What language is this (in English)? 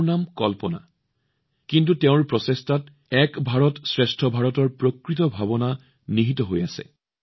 Assamese